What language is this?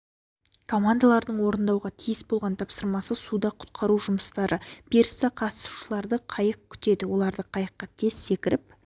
Kazakh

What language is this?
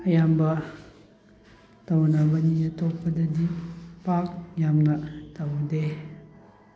Manipuri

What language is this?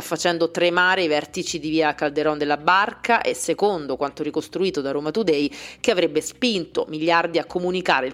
Italian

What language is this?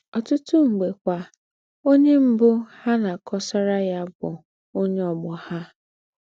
Igbo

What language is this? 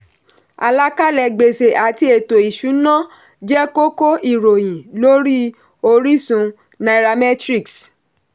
Yoruba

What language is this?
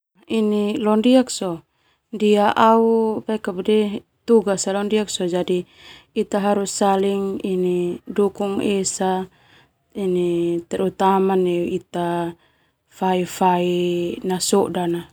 Termanu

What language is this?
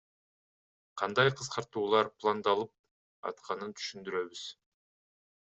Kyrgyz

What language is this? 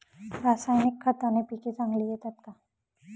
Marathi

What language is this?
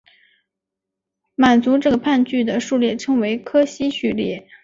Chinese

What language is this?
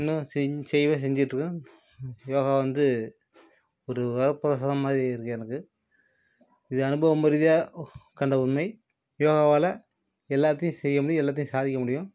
Tamil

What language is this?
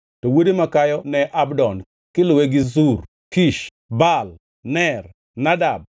Luo (Kenya and Tanzania)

